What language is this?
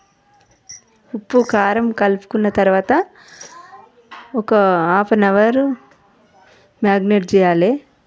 Telugu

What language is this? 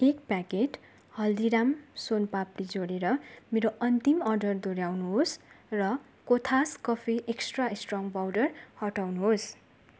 Nepali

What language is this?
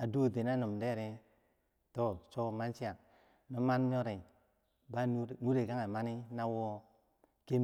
Bangwinji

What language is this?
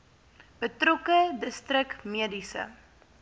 Afrikaans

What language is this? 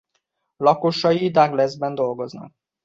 Hungarian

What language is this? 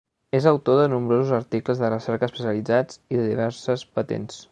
Catalan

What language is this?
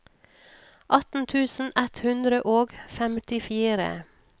Norwegian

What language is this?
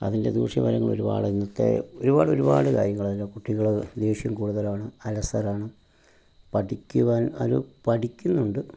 Malayalam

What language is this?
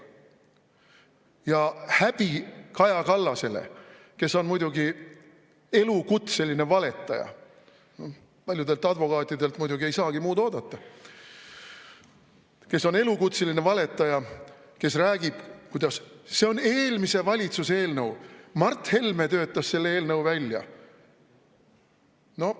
Estonian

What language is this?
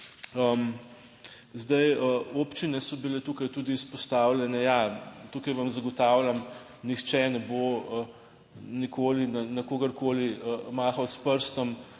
Slovenian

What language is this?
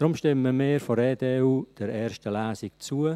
Swiss German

